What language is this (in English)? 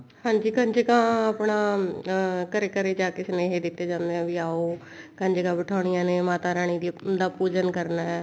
Punjabi